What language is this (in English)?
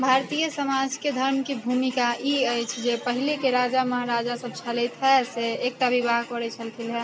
Maithili